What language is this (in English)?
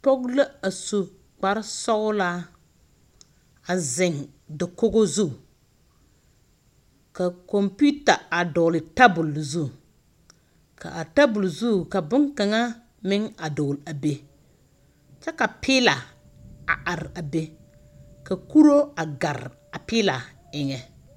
Southern Dagaare